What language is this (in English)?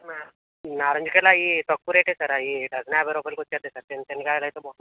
Telugu